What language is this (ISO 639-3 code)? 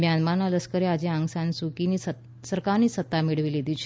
guj